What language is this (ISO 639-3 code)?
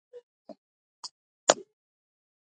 pus